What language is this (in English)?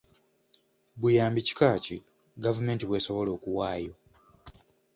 Ganda